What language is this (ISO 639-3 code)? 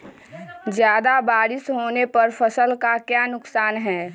mag